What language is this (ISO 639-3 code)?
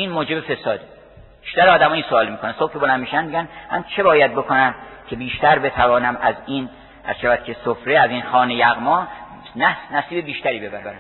fas